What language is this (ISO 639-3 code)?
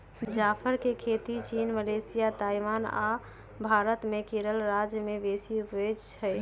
mag